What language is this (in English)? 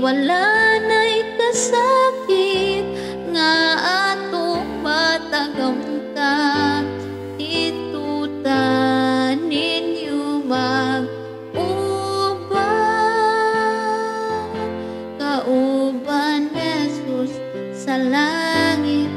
Indonesian